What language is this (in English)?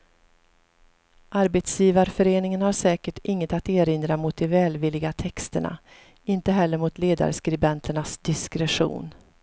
Swedish